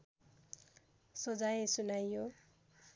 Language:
Nepali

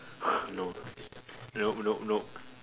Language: English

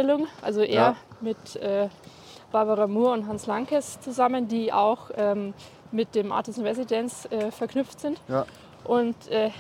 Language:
German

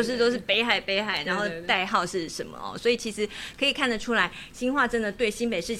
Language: Chinese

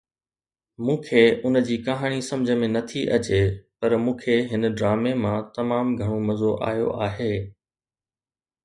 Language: Sindhi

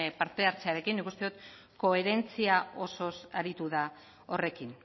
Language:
Basque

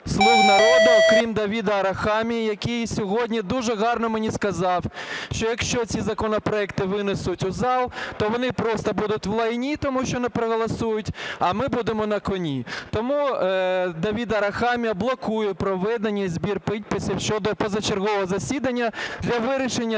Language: Ukrainian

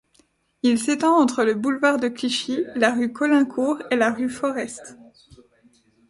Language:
French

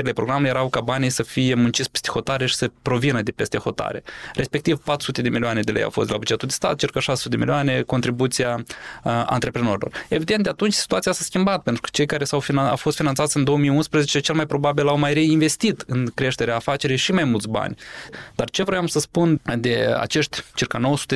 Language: Romanian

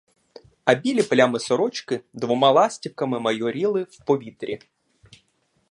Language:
Ukrainian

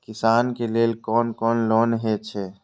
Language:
Maithili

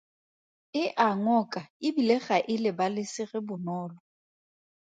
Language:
Tswana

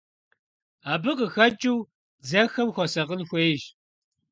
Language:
Kabardian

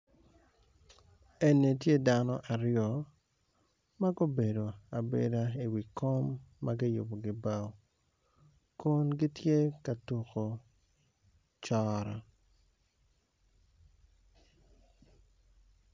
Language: Acoli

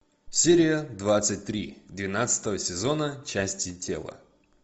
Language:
Russian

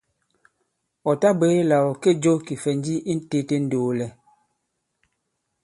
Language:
Bankon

